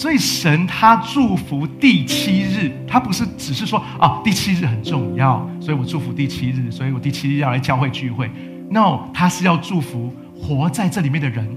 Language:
Chinese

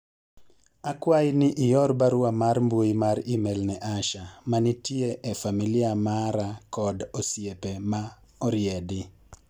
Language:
Luo (Kenya and Tanzania)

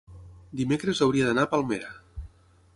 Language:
Catalan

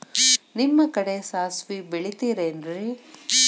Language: Kannada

